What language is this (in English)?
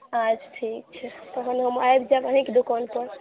Maithili